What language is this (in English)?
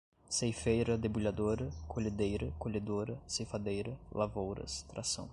Portuguese